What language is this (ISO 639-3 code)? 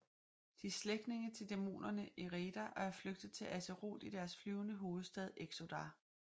dan